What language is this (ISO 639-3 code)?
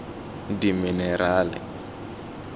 tsn